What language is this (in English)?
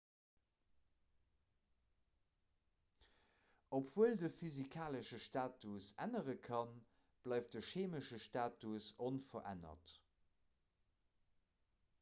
Luxembourgish